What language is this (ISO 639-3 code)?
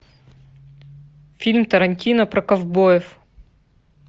rus